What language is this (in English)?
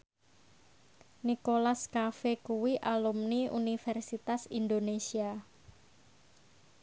Javanese